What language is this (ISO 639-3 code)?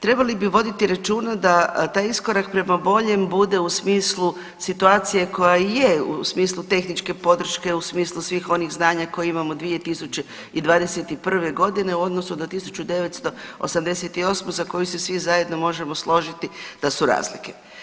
hrv